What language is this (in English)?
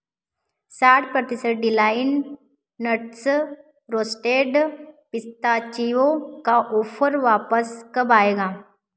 Hindi